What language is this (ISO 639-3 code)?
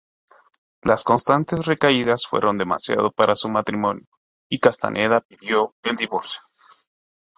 spa